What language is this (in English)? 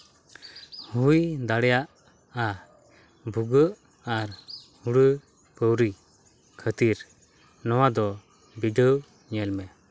Santali